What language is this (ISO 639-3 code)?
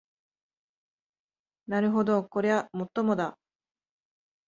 jpn